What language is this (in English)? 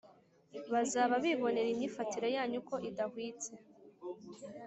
Kinyarwanda